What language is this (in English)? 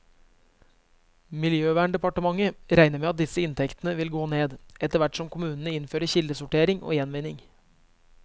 Norwegian